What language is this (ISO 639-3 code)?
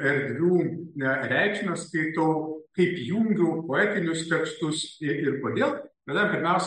lit